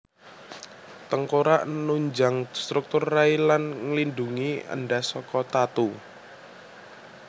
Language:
Javanese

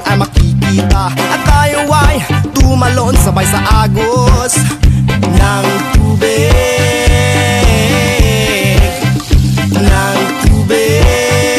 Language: Czech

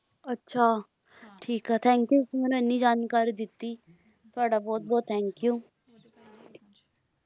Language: Punjabi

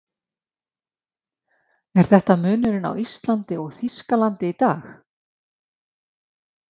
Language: Icelandic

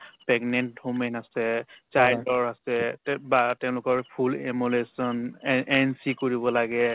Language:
Assamese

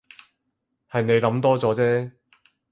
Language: Cantonese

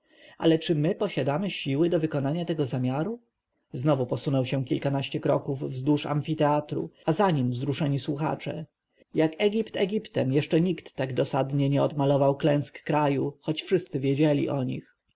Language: Polish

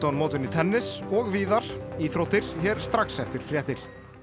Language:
Icelandic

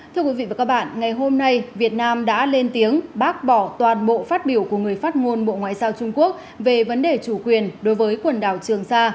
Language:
Vietnamese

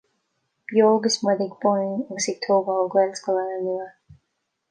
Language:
Irish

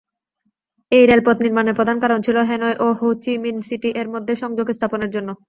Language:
Bangla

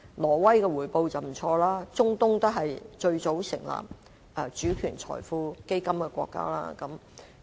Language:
Cantonese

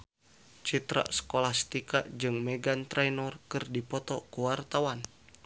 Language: Sundanese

